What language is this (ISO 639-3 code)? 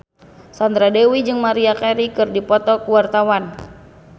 sun